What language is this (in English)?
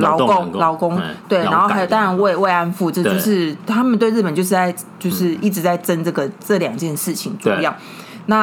Chinese